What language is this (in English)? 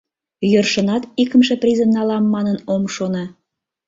Mari